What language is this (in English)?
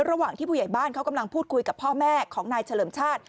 Thai